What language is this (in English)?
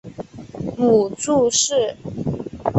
Chinese